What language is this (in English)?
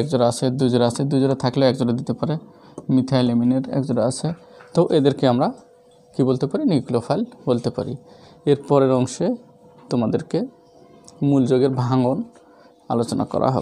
Hindi